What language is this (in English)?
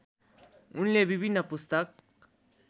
Nepali